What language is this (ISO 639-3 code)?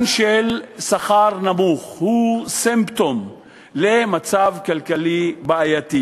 heb